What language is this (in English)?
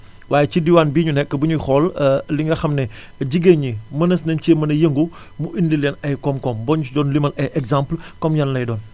Wolof